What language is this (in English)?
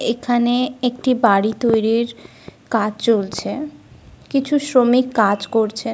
Bangla